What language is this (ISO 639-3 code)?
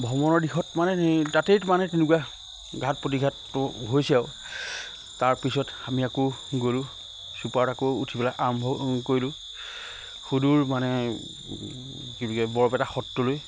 asm